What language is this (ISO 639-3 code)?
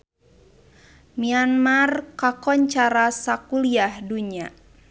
sun